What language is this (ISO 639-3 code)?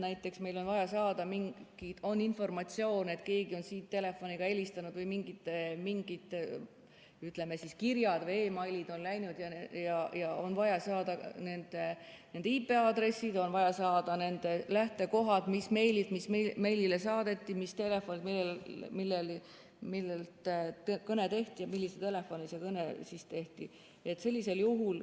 est